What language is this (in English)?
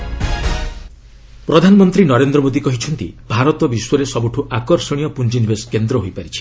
Odia